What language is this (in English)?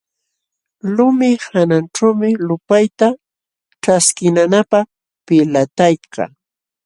Jauja Wanca Quechua